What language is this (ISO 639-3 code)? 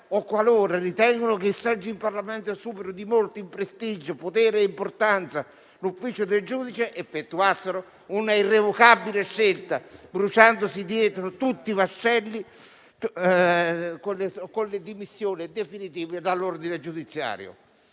ita